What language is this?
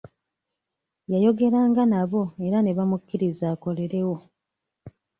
Ganda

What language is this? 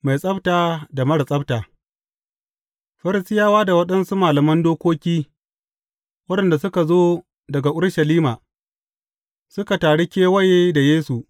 Hausa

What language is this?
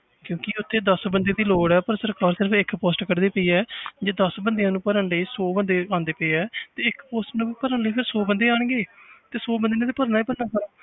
Punjabi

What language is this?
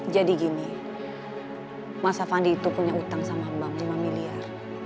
Indonesian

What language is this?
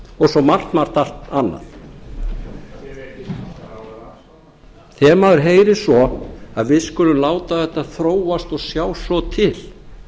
Icelandic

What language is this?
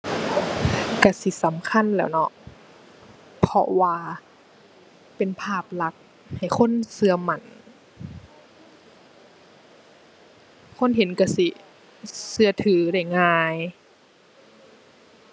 Thai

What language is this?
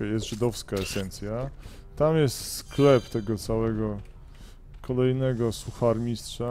Polish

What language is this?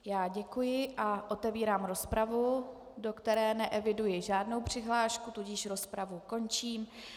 Czech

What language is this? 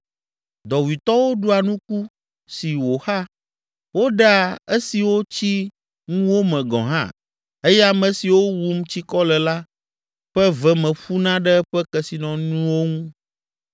Ewe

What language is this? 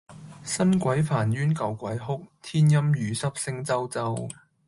Cantonese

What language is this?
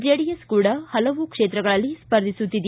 Kannada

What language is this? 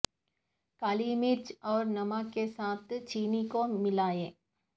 Urdu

